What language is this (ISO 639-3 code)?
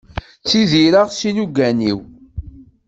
kab